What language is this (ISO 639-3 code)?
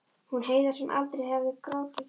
isl